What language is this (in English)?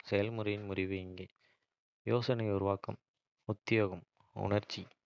Kota (India)